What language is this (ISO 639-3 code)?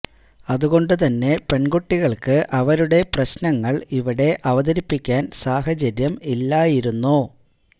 mal